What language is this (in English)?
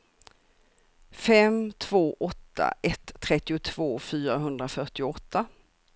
Swedish